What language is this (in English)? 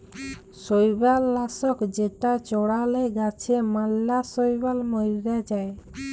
Bangla